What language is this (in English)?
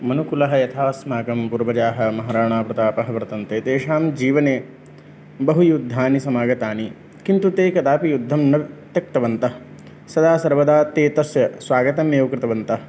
Sanskrit